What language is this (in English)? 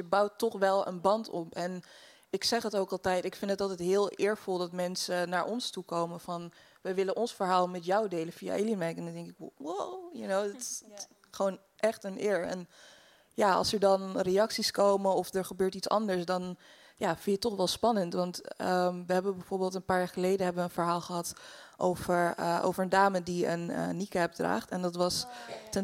Dutch